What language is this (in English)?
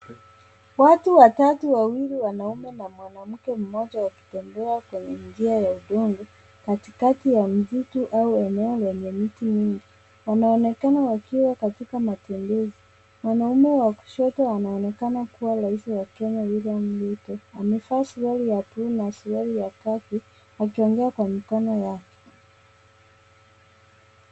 Swahili